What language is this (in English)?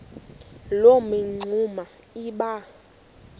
Xhosa